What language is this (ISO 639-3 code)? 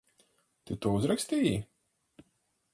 lav